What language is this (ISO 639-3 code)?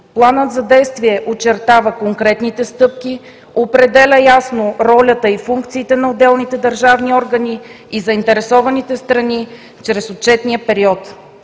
bul